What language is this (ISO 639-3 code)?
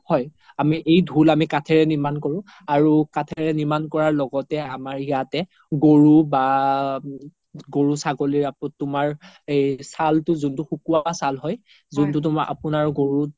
asm